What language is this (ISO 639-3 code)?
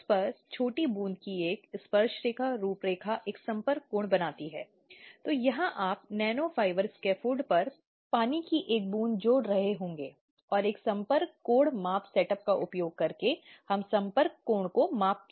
hin